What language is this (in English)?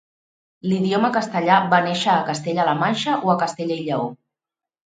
Catalan